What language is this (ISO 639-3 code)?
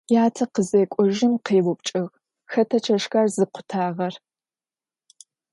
ady